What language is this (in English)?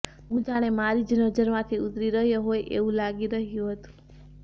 Gujarati